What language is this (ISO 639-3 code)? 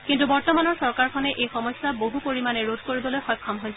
asm